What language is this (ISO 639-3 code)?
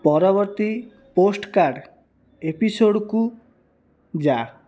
ori